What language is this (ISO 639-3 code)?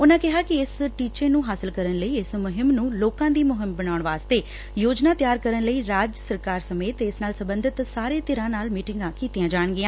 pan